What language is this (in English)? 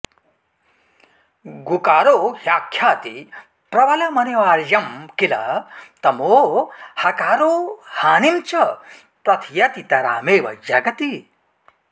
Sanskrit